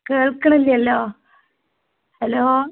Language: Malayalam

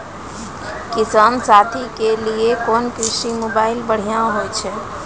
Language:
Maithili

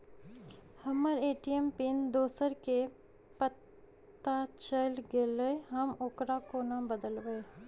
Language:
Maithili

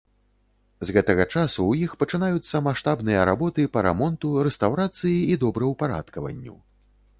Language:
Belarusian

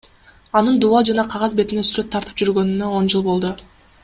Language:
Kyrgyz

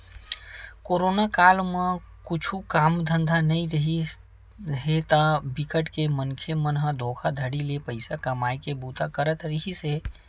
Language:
Chhattisgarhi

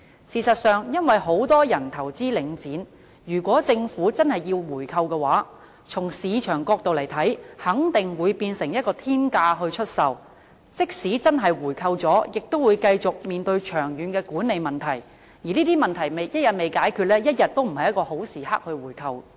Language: Cantonese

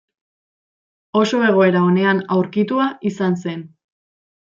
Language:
Basque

